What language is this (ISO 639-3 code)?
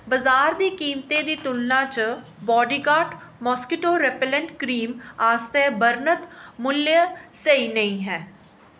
doi